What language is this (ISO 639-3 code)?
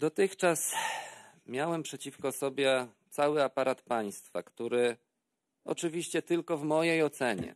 pol